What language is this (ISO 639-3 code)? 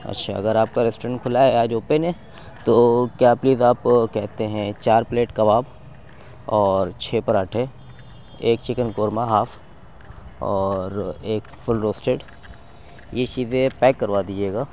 urd